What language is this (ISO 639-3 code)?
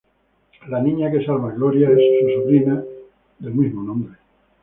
spa